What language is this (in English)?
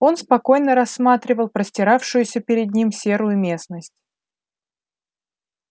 Russian